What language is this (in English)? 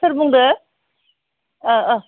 Bodo